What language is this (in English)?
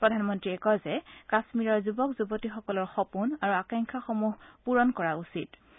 Assamese